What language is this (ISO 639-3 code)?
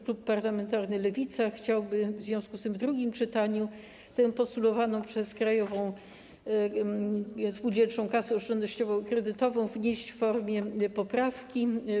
pol